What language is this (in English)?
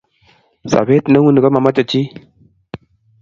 Kalenjin